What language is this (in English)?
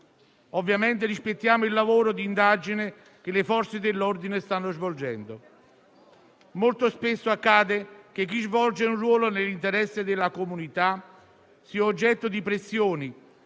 Italian